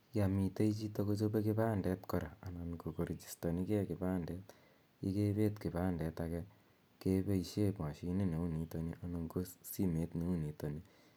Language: Kalenjin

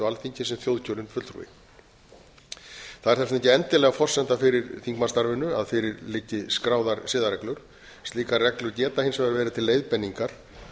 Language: Icelandic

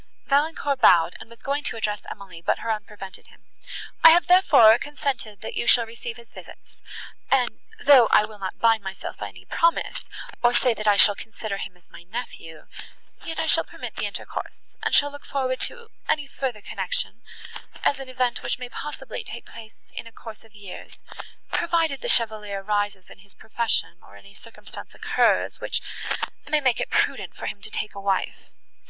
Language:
English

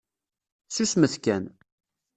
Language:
Kabyle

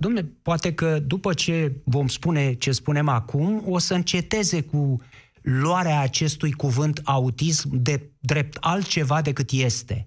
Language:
Romanian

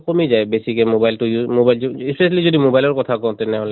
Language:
Assamese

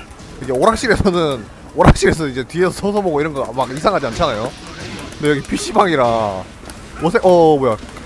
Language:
Korean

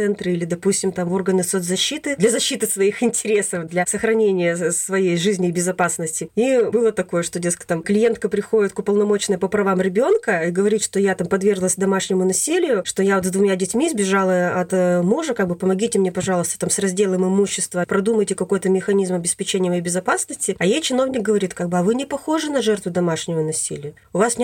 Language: Russian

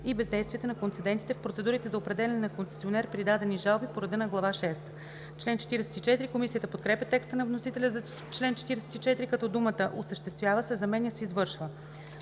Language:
Bulgarian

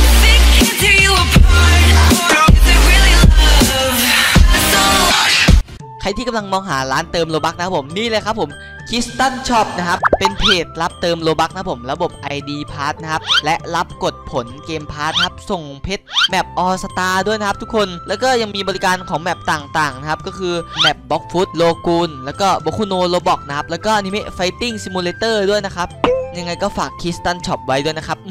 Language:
Thai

